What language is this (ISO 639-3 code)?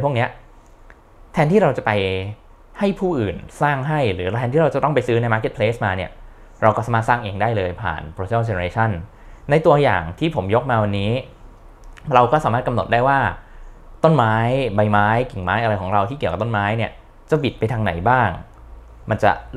tha